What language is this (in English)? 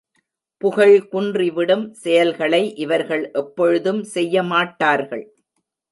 Tamil